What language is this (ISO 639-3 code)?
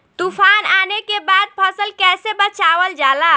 bho